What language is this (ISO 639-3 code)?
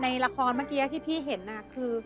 tha